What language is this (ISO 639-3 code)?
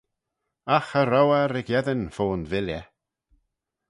glv